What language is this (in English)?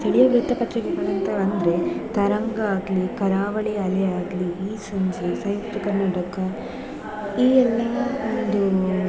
Kannada